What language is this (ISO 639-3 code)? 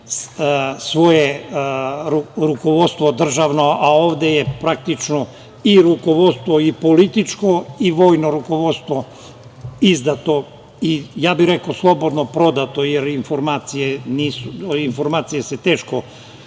srp